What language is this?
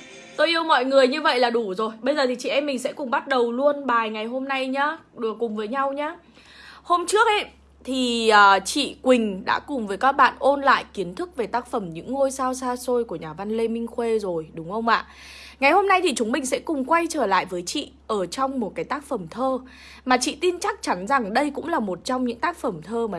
Vietnamese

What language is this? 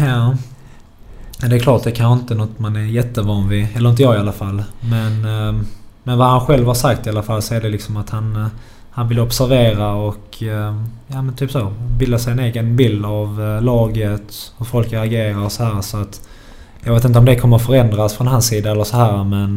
Swedish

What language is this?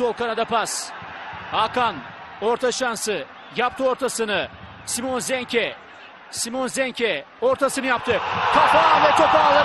Turkish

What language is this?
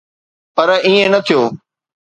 Sindhi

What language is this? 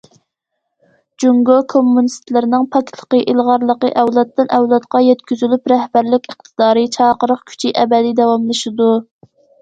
Uyghur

